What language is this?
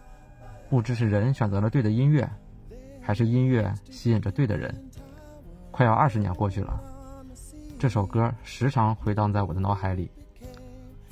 Chinese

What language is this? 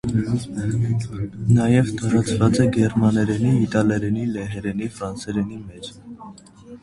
Armenian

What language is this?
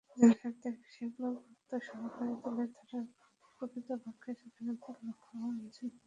Bangla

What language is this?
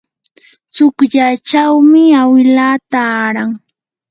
Yanahuanca Pasco Quechua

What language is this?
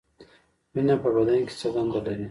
Pashto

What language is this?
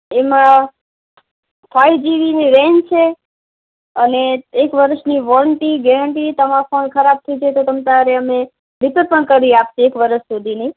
Gujarati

